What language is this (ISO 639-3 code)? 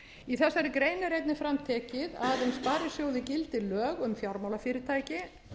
isl